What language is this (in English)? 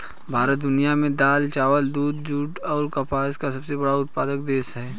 Hindi